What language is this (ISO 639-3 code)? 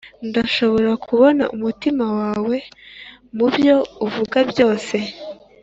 kin